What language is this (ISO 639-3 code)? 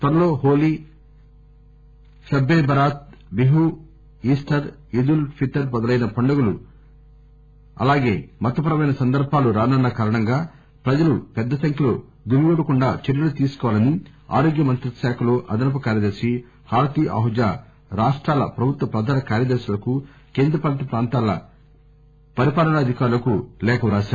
tel